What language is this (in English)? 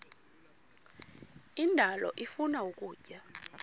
Xhosa